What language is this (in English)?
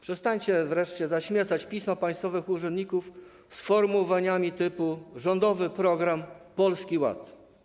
Polish